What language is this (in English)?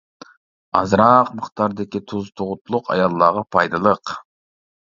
Uyghur